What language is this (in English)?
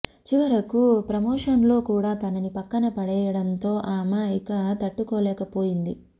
Telugu